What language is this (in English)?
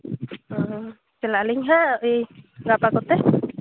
Santali